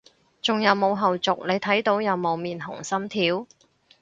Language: Cantonese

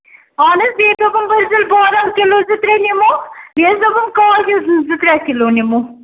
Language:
Kashmiri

